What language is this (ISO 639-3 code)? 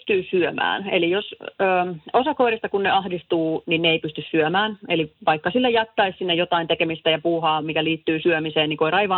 fin